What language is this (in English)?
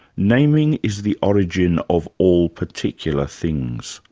English